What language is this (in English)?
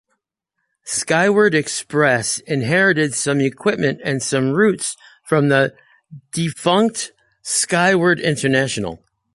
English